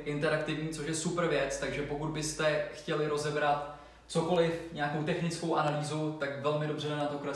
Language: Czech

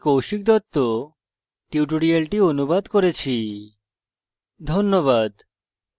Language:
Bangla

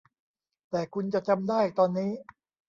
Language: Thai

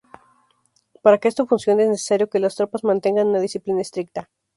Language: Spanish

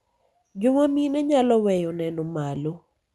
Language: Luo (Kenya and Tanzania)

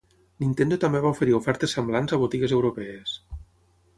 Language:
Catalan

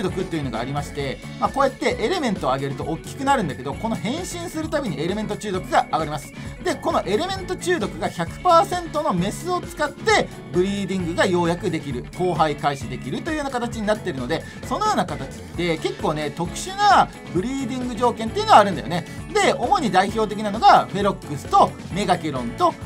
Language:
Japanese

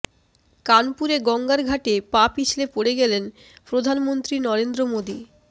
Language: Bangla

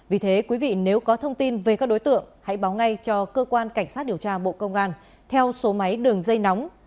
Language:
Vietnamese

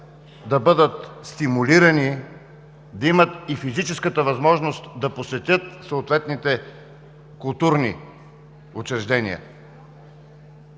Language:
Bulgarian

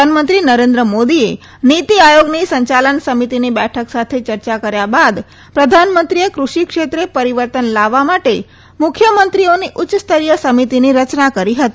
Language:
Gujarati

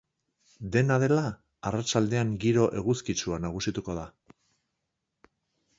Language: Basque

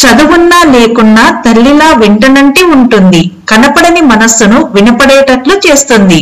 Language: Telugu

